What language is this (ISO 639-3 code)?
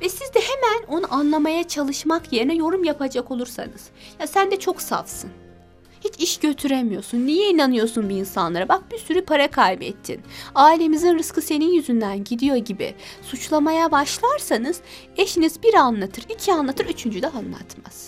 tur